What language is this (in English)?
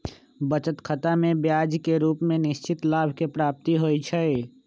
Magahi